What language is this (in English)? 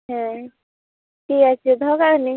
Santali